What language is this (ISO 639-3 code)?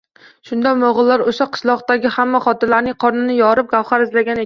uzb